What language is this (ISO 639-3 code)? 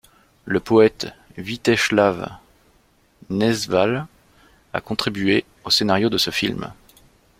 fra